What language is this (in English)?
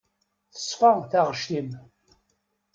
Kabyle